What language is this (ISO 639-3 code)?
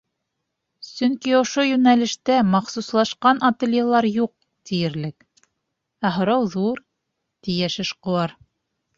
bak